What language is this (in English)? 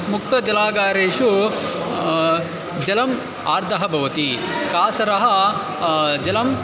Sanskrit